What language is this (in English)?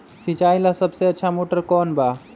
Magahi